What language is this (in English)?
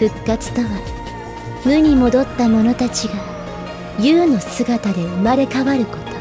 Japanese